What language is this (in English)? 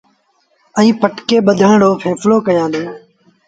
Sindhi Bhil